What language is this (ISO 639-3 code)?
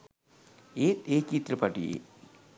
sin